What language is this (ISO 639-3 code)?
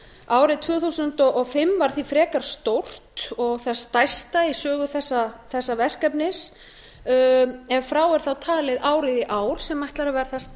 isl